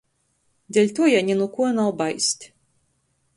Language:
Latgalian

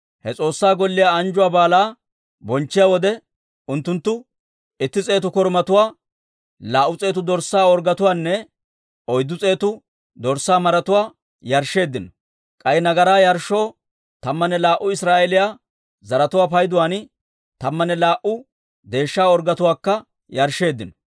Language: Dawro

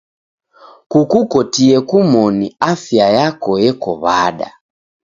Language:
Taita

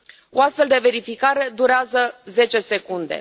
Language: Romanian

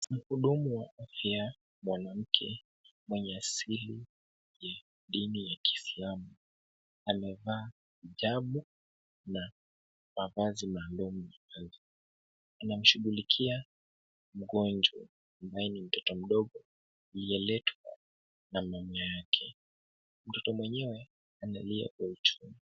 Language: Swahili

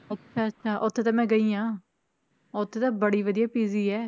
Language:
Punjabi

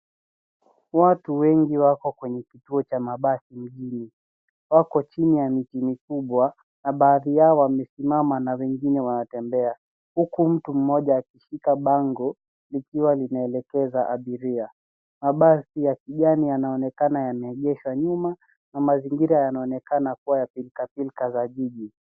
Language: Swahili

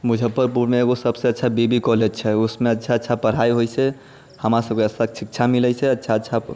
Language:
Maithili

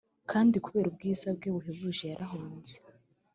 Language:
Kinyarwanda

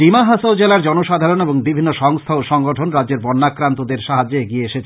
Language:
Bangla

